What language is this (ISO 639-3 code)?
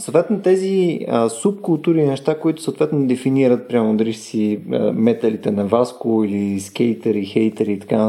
bul